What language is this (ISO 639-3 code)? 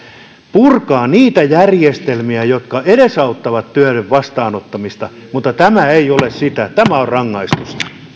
fin